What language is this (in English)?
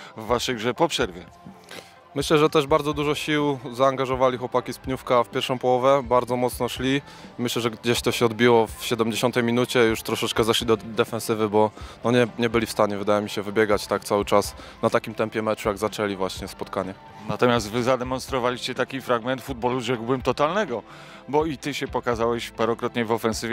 Polish